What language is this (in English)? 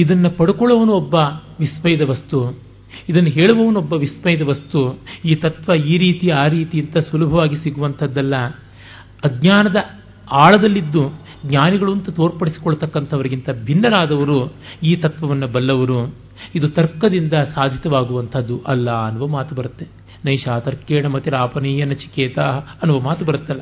Kannada